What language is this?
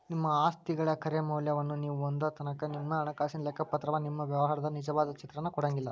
Kannada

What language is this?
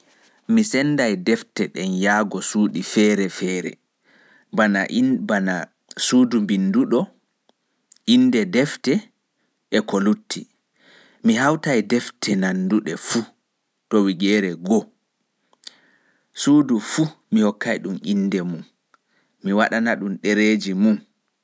Pular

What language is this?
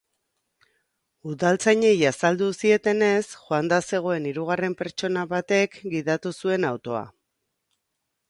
Basque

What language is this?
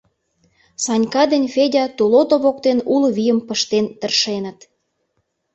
Mari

